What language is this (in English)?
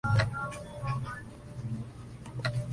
Spanish